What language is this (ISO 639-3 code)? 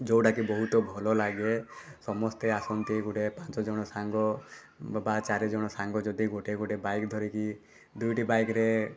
ori